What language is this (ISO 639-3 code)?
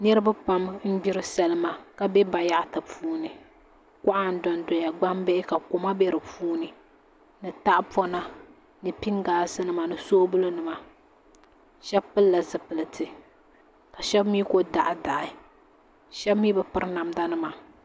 dag